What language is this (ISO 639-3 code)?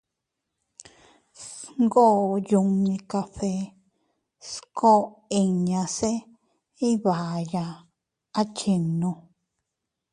cut